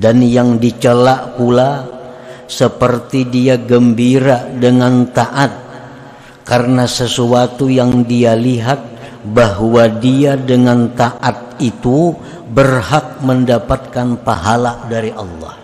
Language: Indonesian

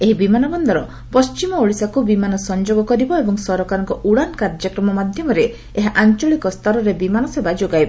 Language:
Odia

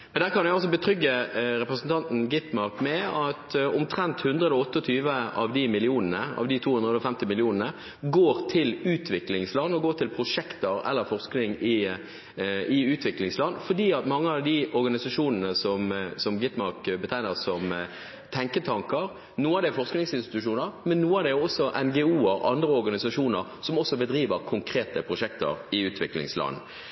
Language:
Norwegian Bokmål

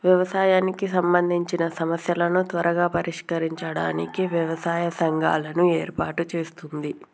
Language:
Telugu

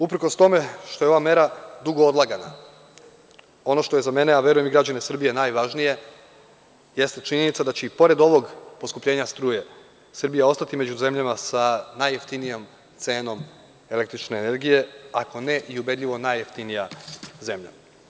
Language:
Serbian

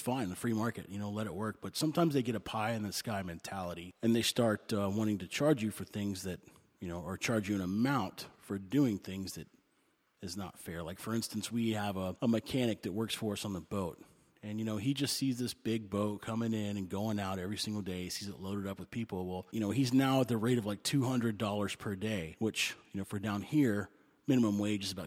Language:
English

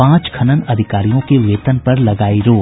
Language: Hindi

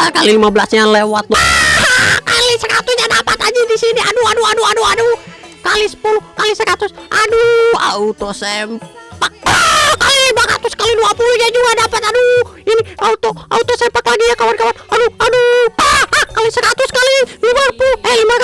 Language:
Indonesian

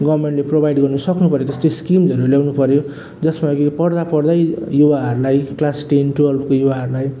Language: Nepali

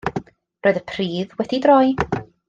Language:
Welsh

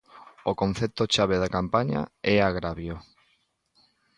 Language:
Galician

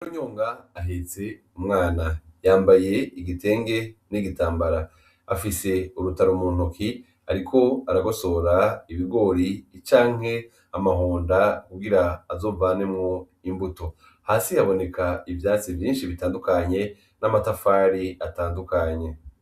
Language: Rundi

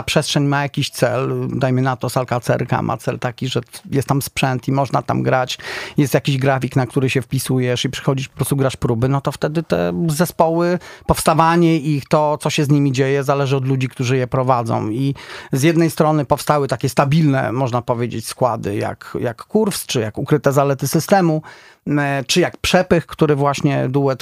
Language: Polish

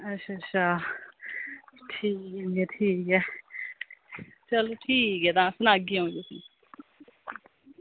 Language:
Dogri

